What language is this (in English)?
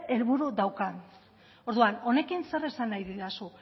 Basque